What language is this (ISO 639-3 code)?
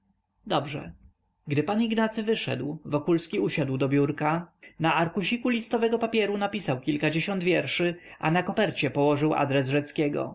pol